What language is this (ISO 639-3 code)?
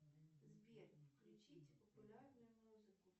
rus